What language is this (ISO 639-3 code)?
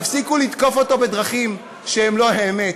heb